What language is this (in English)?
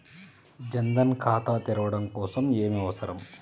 Telugu